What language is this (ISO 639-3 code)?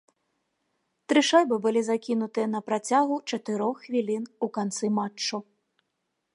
bel